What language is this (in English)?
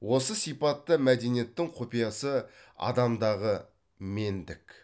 Kazakh